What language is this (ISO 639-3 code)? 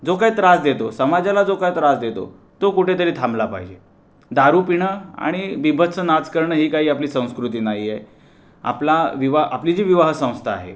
mar